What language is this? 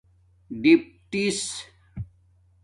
Domaaki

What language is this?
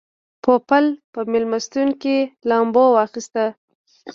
Pashto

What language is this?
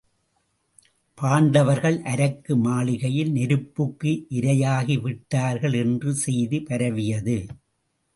Tamil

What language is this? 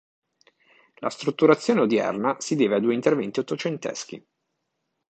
Italian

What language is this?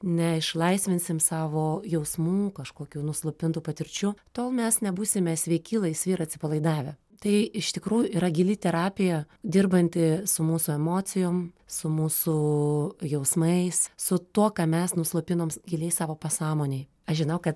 Lithuanian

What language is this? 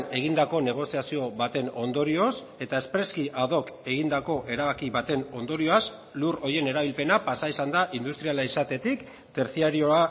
Basque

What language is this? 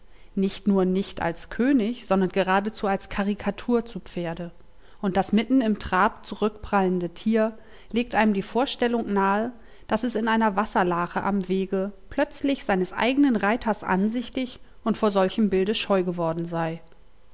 German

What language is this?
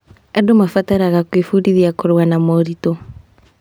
Kikuyu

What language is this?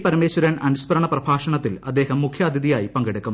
Malayalam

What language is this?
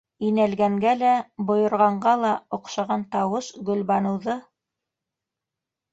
Bashkir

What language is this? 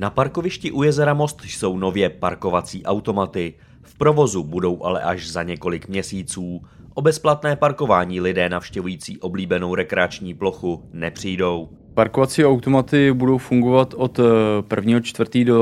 Czech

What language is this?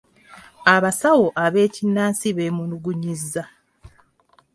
Ganda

